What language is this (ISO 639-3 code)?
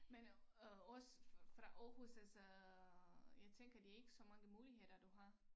dan